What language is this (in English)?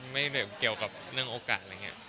Thai